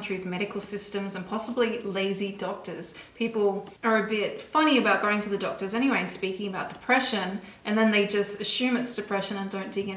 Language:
English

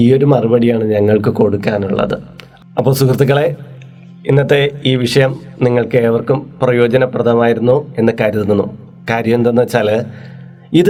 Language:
Malayalam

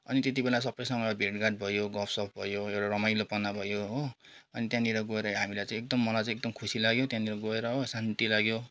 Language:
Nepali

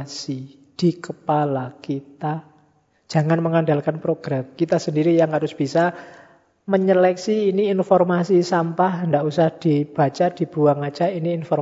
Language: Indonesian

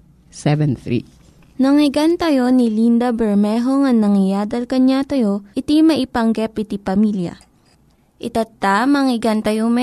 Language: Filipino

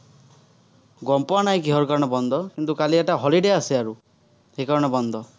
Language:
Assamese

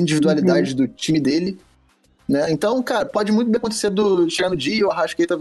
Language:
Portuguese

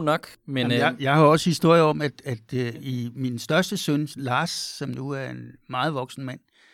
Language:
Danish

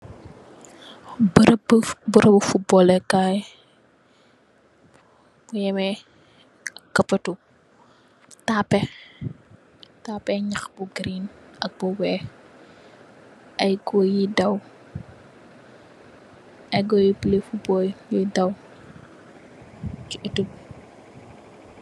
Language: Wolof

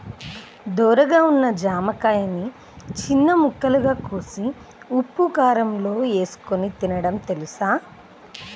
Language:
Telugu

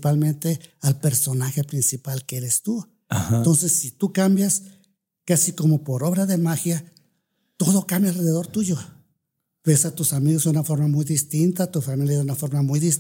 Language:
Spanish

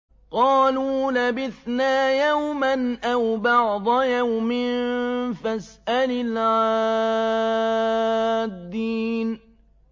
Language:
Arabic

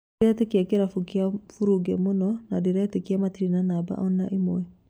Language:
Kikuyu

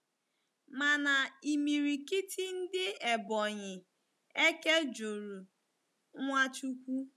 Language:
Igbo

